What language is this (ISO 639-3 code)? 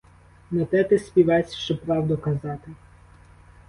ukr